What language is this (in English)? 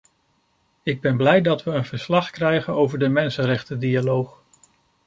Dutch